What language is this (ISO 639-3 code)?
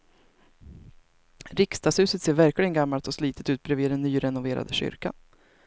swe